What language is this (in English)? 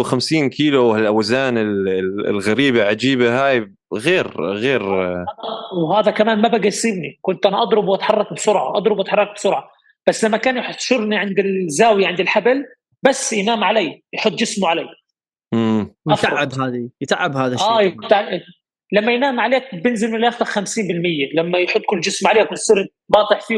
Arabic